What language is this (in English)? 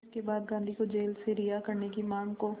Hindi